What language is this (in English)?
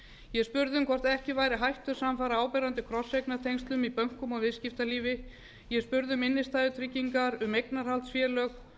Icelandic